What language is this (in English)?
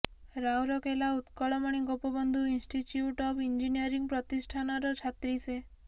Odia